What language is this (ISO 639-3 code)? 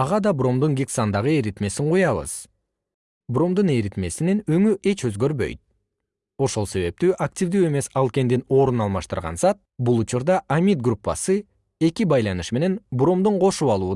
kir